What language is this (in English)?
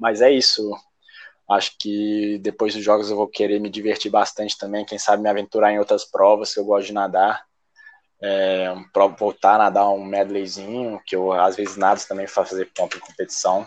Portuguese